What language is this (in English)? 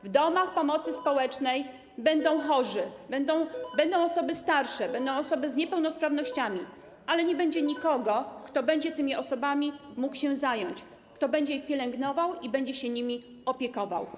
Polish